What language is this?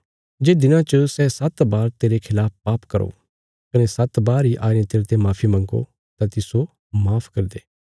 Bilaspuri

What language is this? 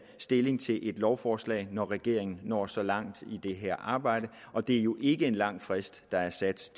Danish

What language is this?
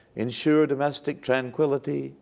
English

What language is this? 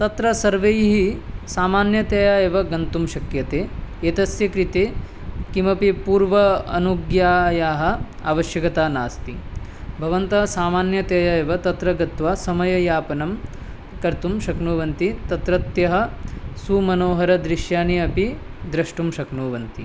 Sanskrit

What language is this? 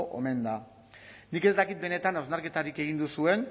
Basque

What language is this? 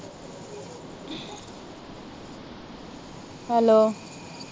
Punjabi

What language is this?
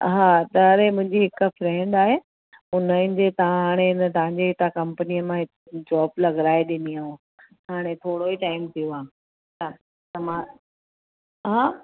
Sindhi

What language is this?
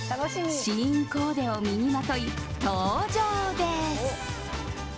Japanese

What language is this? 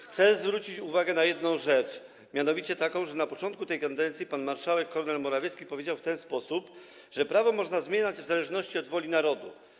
Polish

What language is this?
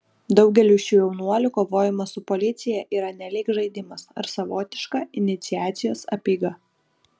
Lithuanian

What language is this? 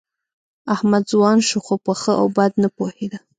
Pashto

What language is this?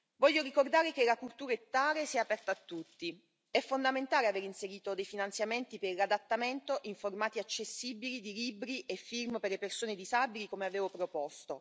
Italian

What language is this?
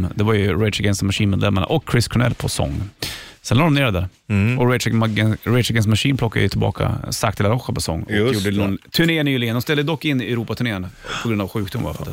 Swedish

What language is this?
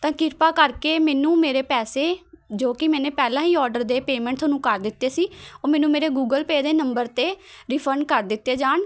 Punjabi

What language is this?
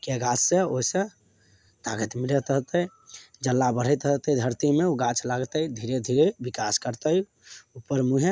Maithili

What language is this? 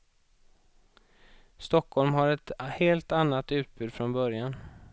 Swedish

